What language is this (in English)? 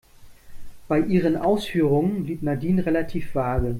German